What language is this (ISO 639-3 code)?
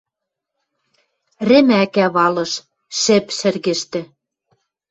mrj